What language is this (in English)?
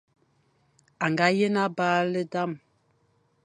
Fang